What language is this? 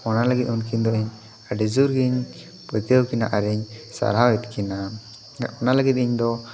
Santali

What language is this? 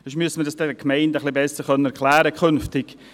Swiss German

